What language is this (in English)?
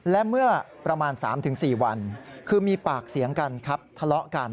Thai